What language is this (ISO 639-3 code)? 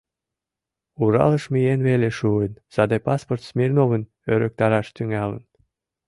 chm